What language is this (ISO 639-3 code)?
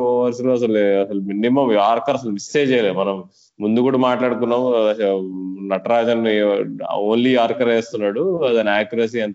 tel